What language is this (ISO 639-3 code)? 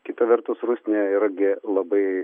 lit